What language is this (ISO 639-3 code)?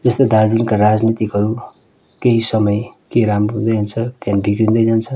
nep